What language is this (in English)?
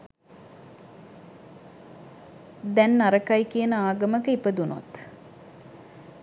Sinhala